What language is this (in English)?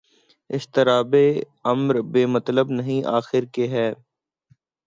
Urdu